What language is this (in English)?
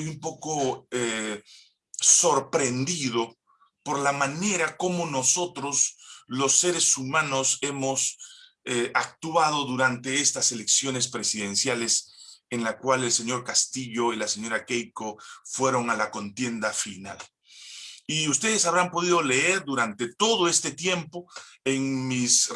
Spanish